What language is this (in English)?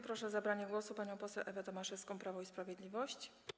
Polish